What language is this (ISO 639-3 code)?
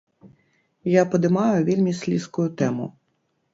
bel